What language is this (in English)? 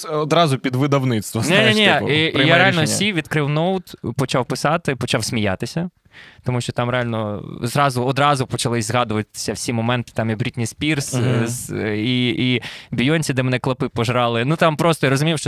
Ukrainian